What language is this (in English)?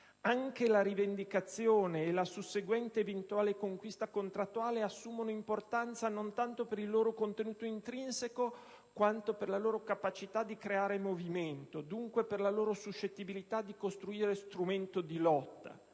Italian